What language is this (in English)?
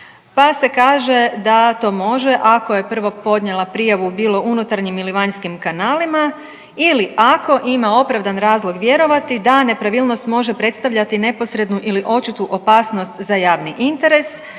Croatian